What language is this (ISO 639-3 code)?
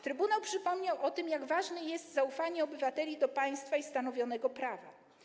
pol